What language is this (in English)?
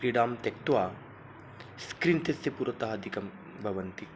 Sanskrit